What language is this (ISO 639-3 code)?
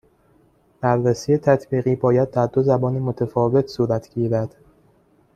fas